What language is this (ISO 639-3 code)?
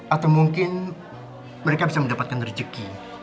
ind